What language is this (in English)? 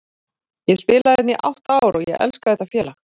Icelandic